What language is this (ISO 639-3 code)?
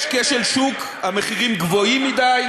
heb